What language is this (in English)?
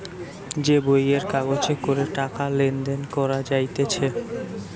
Bangla